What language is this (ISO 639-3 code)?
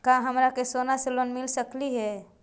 mag